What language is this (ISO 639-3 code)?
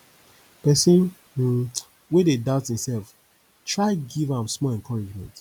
pcm